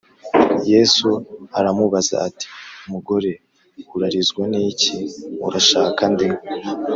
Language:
Kinyarwanda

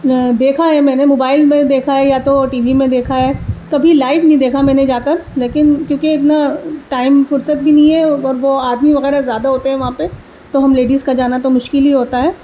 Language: Urdu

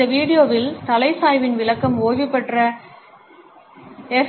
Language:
Tamil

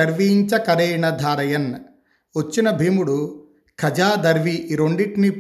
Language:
Telugu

